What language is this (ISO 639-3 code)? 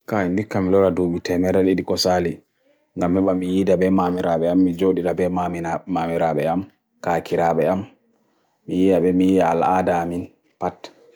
fui